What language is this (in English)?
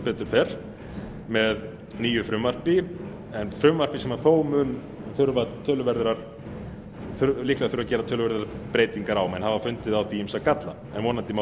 Icelandic